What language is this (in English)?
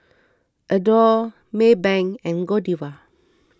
English